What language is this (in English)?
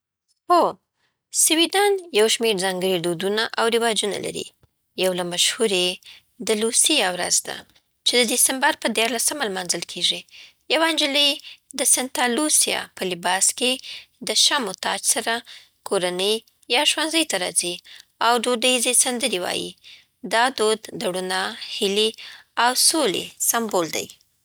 Southern Pashto